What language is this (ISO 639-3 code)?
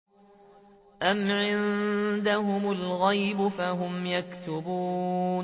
ara